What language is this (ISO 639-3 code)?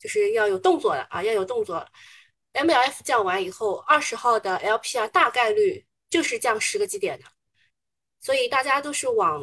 zho